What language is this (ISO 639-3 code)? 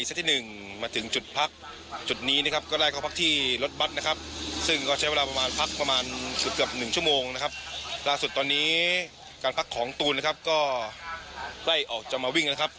tha